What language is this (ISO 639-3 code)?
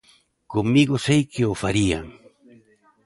glg